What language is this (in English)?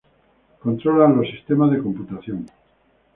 Spanish